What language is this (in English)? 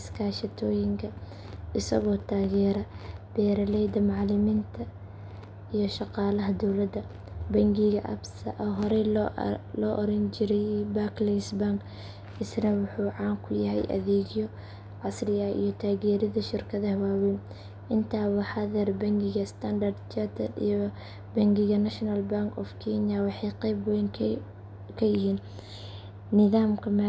Somali